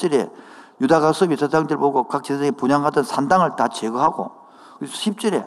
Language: Korean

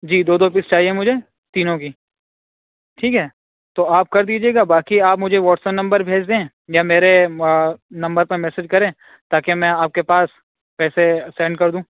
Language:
Urdu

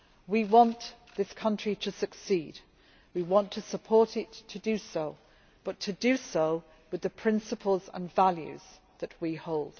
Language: English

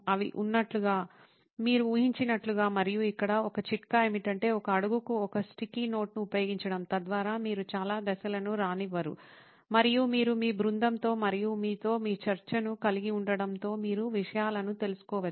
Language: Telugu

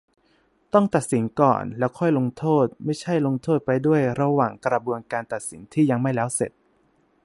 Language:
Thai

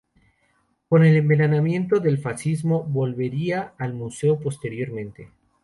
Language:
Spanish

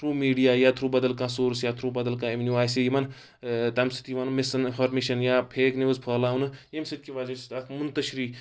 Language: Kashmiri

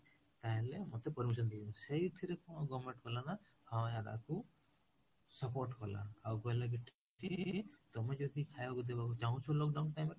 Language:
Odia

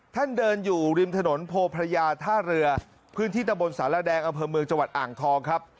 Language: Thai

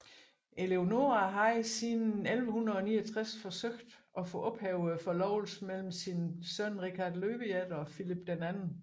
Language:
Danish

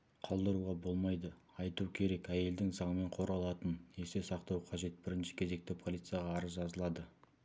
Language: Kazakh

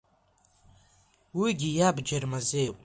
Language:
Abkhazian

